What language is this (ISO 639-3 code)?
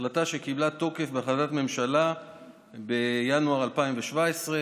heb